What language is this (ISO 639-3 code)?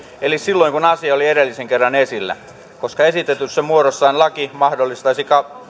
fin